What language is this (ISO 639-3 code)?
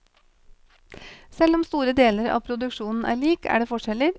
nor